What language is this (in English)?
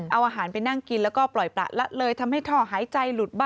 Thai